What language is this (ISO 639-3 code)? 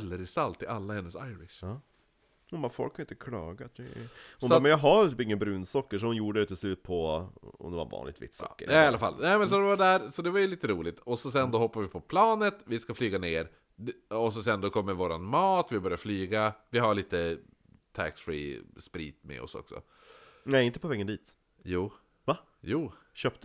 swe